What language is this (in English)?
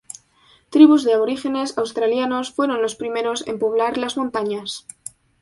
Spanish